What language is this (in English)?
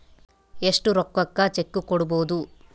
Kannada